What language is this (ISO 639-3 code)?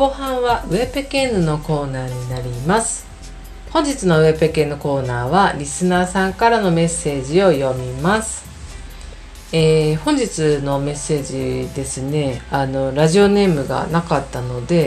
jpn